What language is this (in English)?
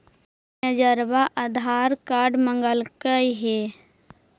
Magahi